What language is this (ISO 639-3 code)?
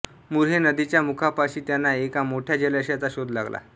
mar